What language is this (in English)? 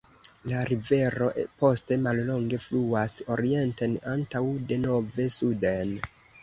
Esperanto